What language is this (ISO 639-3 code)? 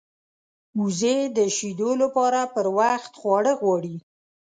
pus